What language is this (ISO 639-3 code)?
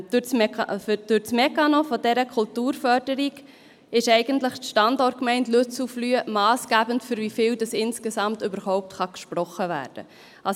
gsw